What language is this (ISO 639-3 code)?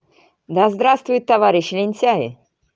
rus